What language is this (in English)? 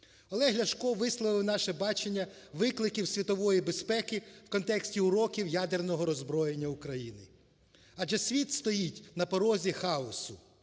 Ukrainian